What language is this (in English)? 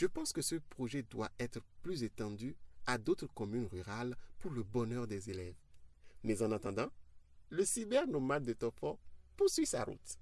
French